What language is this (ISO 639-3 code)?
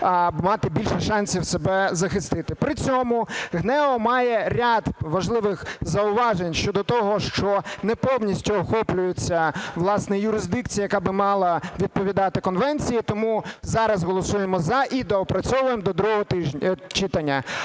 ukr